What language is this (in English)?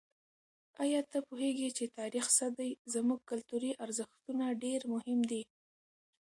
Pashto